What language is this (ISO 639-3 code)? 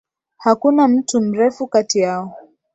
swa